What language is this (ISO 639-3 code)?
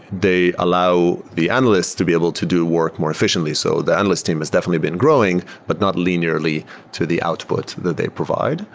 eng